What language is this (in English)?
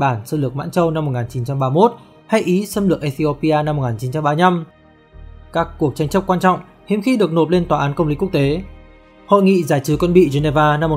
Vietnamese